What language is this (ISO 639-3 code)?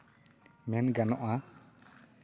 sat